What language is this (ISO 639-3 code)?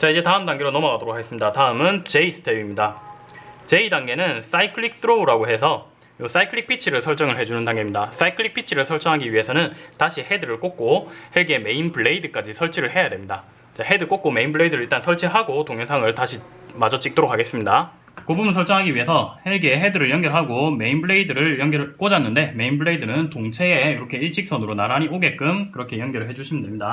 kor